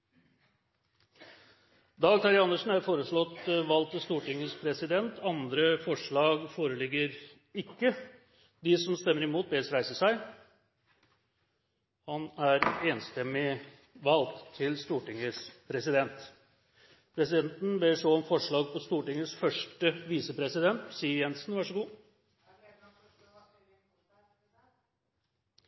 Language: Norwegian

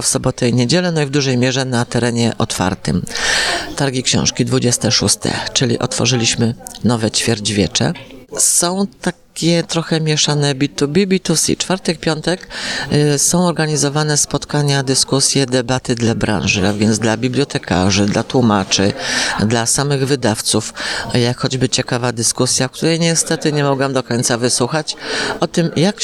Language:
Polish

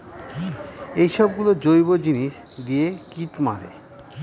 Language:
Bangla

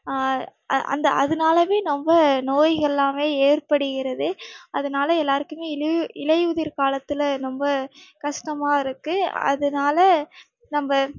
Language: Tamil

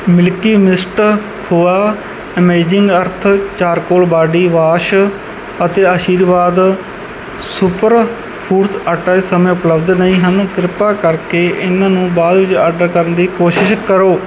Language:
Punjabi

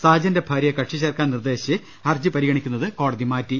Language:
Malayalam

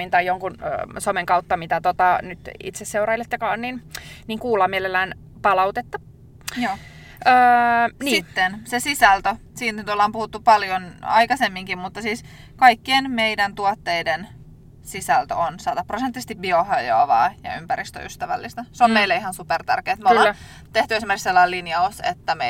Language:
Finnish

